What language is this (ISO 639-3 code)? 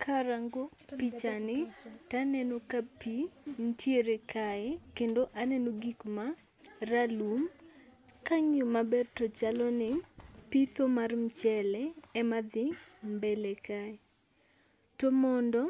luo